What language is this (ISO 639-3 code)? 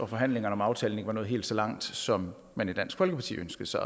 dan